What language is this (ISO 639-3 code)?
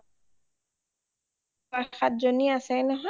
asm